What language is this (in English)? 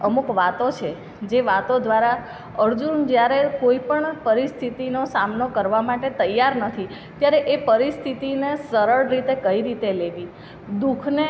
Gujarati